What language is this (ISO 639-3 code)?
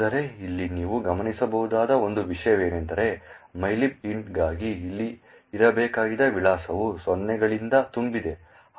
kan